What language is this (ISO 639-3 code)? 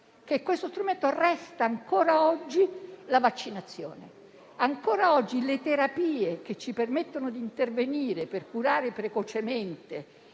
ita